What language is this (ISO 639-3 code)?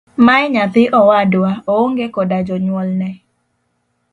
luo